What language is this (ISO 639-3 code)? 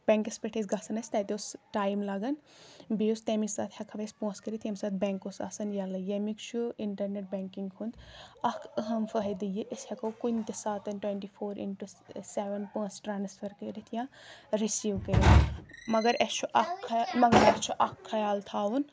kas